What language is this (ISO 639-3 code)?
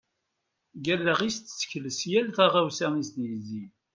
kab